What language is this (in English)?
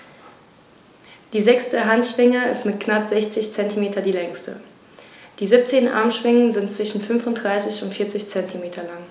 German